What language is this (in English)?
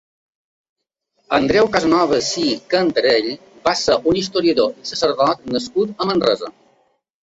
Catalan